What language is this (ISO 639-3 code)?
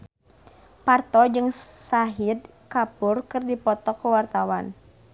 sun